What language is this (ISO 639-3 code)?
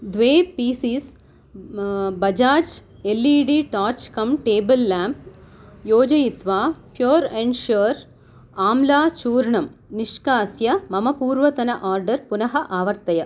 san